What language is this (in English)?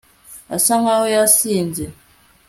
Kinyarwanda